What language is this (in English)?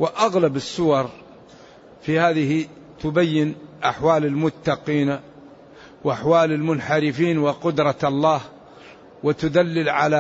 Arabic